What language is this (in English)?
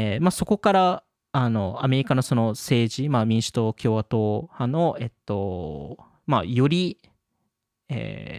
Japanese